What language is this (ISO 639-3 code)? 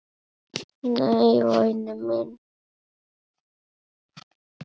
isl